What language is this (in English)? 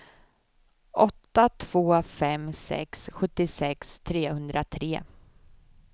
Swedish